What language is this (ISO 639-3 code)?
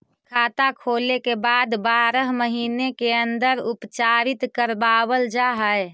mag